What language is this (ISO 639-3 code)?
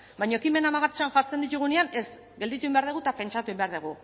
eus